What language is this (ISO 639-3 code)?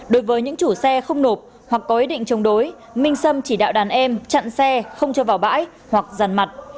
vie